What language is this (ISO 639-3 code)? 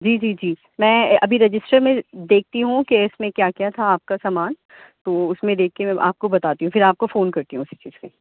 urd